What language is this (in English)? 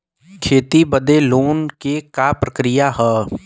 Bhojpuri